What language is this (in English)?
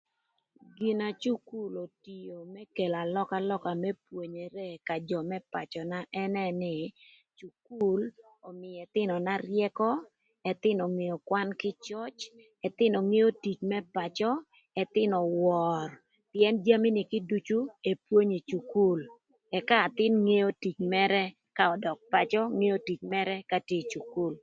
Thur